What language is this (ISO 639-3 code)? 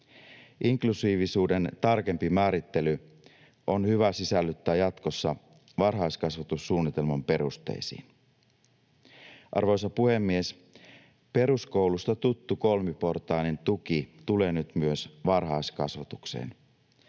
fin